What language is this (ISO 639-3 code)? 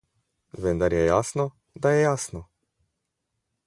slv